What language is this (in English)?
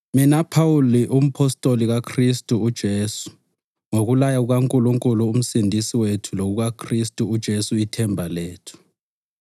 North Ndebele